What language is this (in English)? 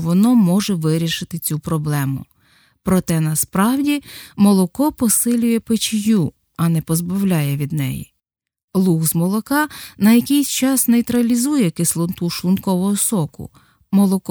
Ukrainian